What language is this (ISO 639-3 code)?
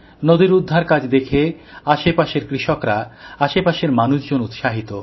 ben